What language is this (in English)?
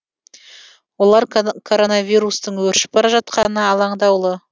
Kazakh